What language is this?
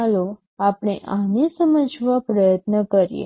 Gujarati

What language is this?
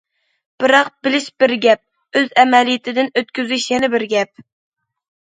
Uyghur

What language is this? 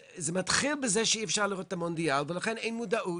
Hebrew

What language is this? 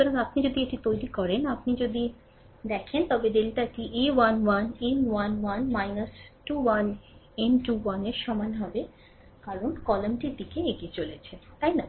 Bangla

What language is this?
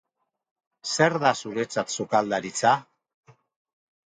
Basque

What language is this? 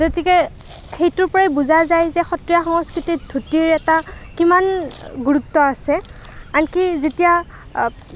Assamese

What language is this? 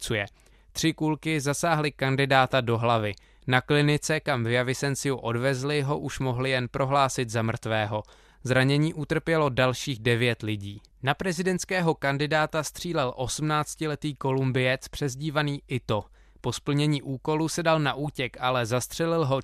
Czech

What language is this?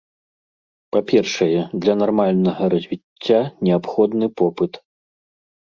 Belarusian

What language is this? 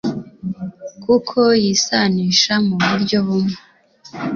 Kinyarwanda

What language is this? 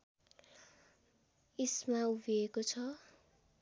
Nepali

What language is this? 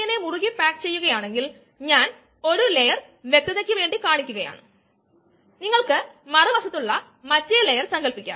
Malayalam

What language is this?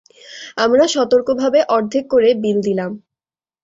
Bangla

